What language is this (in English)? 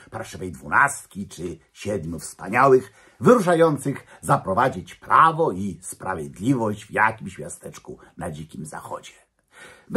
Polish